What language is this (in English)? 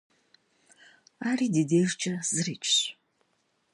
Kabardian